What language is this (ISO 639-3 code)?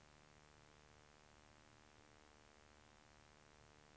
swe